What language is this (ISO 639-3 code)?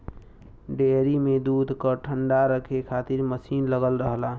bho